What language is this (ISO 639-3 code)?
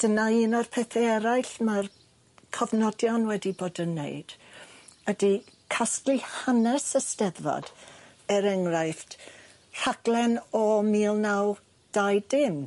cym